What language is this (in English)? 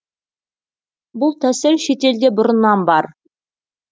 Kazakh